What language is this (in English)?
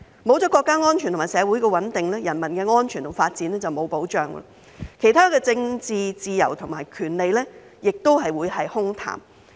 Cantonese